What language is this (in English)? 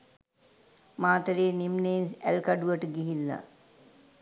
Sinhala